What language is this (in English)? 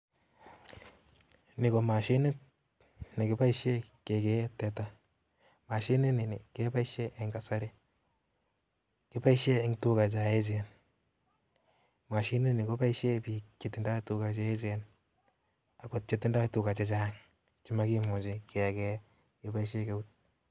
Kalenjin